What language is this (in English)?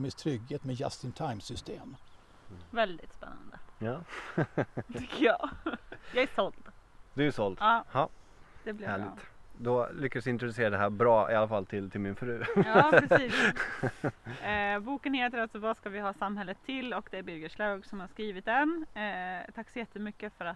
Swedish